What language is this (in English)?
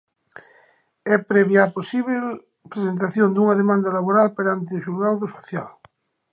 Galician